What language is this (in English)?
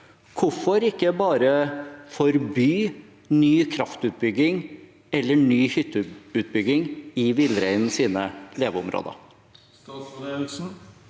Norwegian